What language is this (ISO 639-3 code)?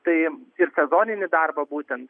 lit